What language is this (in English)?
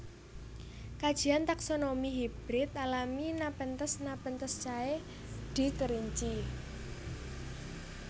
Javanese